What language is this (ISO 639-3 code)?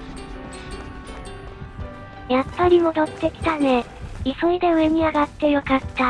jpn